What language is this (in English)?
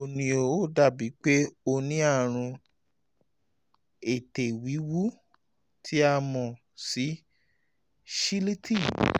Yoruba